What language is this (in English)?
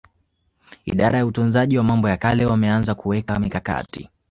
Swahili